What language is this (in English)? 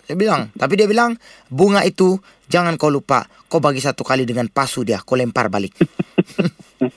Malay